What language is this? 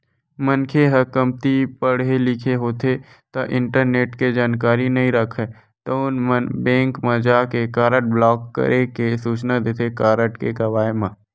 Chhattisgarhi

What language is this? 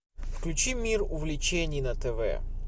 Russian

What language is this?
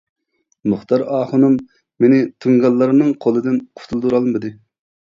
Uyghur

